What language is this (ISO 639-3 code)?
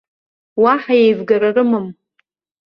abk